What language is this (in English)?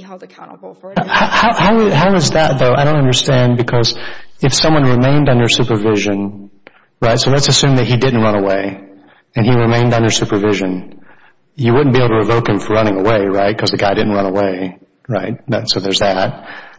English